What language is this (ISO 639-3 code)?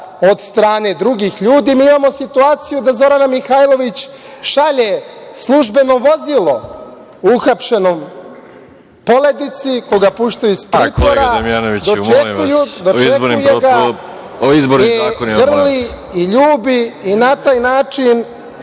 srp